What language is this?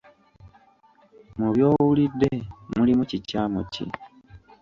Ganda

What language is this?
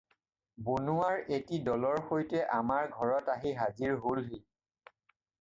Assamese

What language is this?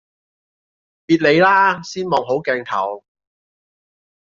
Cantonese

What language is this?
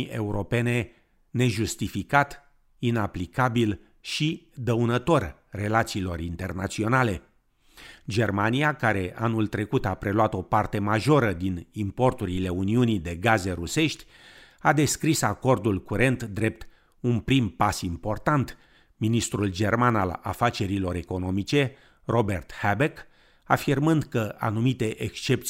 Romanian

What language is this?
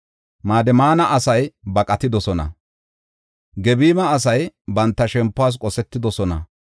Gofa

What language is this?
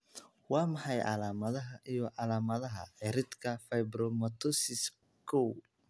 Somali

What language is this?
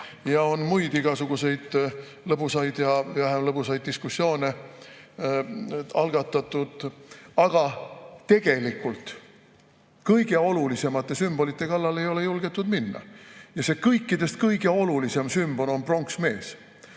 Estonian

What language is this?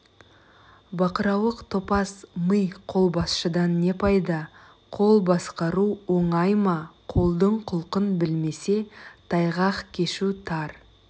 Kazakh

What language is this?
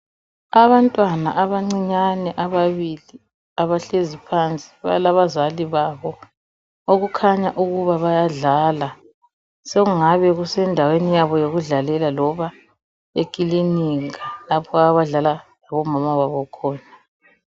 North Ndebele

